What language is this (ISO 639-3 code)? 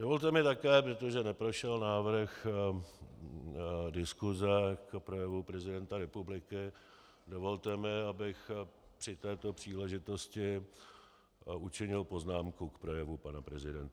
ces